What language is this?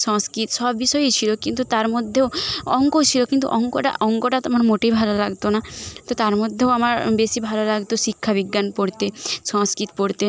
Bangla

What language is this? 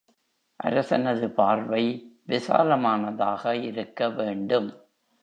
Tamil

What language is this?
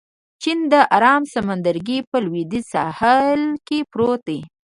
Pashto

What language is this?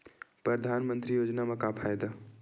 Chhattisgarhi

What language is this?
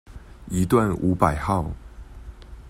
Chinese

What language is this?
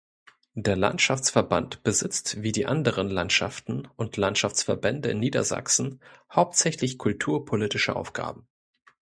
German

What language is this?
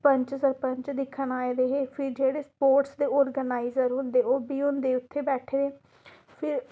Dogri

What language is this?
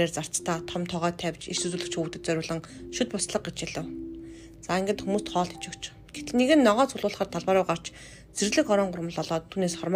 Romanian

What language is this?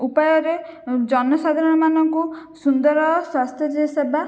Odia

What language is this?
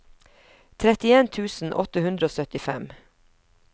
Norwegian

